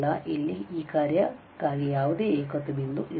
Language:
Kannada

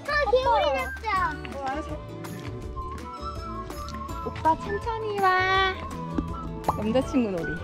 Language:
Korean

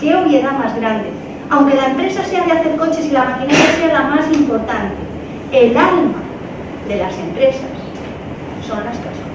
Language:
Spanish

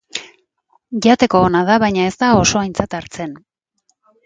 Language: Basque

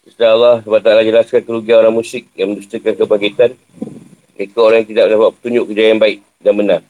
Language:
Malay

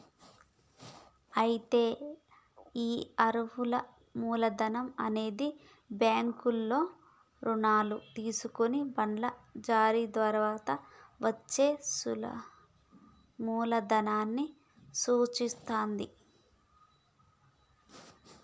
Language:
Telugu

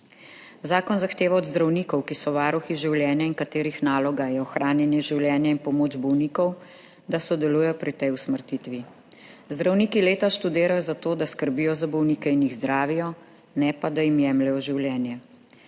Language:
Slovenian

